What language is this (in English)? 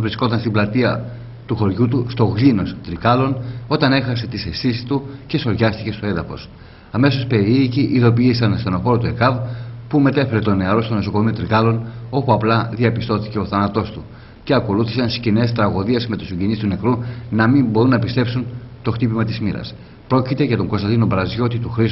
Greek